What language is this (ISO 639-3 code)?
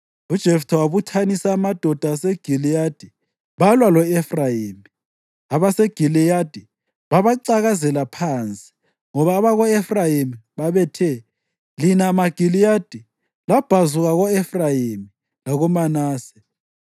nde